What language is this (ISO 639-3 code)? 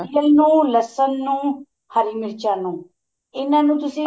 pan